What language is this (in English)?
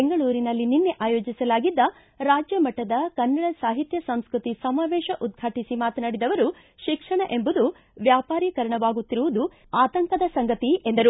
Kannada